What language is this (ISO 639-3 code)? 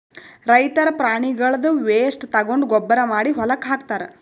kan